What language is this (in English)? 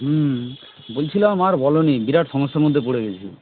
Bangla